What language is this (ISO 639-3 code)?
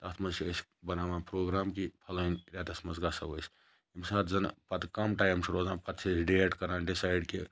kas